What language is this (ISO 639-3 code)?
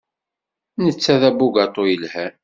kab